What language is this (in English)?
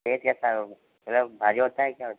Hindi